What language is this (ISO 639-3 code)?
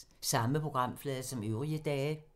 dan